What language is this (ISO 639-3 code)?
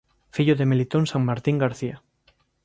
glg